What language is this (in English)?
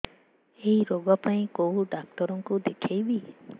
Odia